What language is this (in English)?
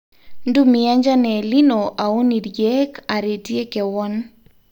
Masai